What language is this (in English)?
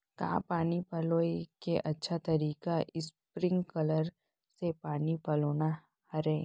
Chhattisgarhi